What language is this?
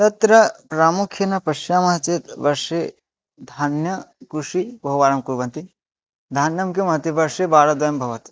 Sanskrit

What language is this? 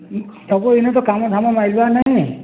Odia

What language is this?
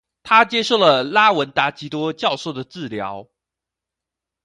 Chinese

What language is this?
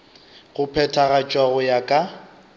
Northern Sotho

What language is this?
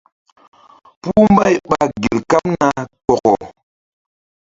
Mbum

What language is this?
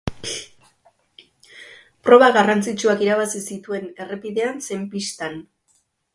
Basque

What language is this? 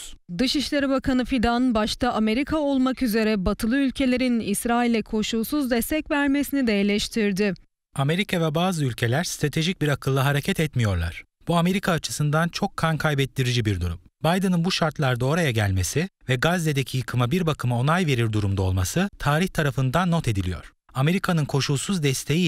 Turkish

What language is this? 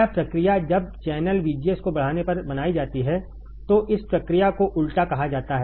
Hindi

